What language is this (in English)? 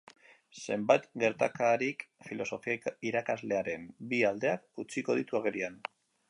Basque